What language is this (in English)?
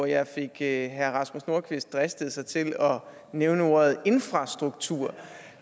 Danish